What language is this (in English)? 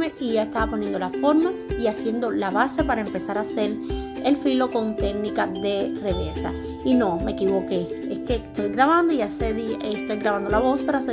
Spanish